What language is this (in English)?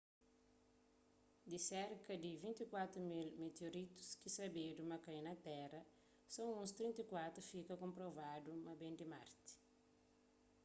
Kabuverdianu